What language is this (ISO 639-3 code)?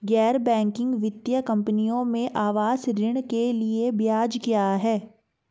hin